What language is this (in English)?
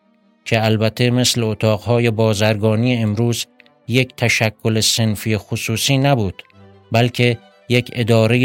Persian